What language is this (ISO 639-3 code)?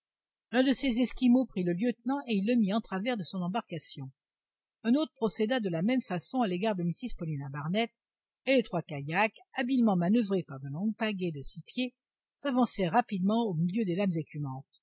fra